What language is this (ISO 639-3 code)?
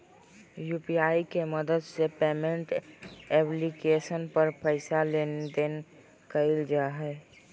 mag